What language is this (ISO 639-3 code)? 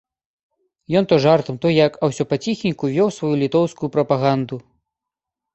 bel